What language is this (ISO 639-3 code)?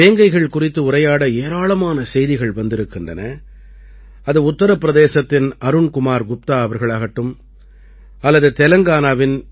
tam